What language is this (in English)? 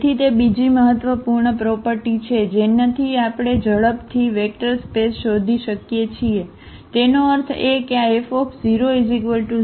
Gujarati